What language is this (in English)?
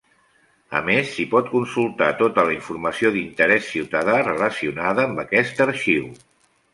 Catalan